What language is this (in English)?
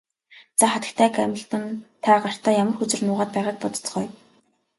Mongolian